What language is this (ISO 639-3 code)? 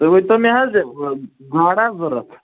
kas